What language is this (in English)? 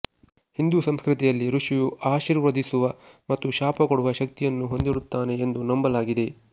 Kannada